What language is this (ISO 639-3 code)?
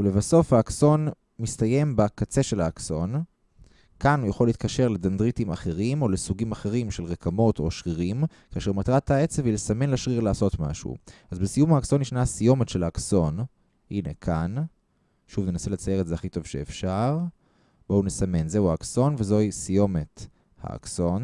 heb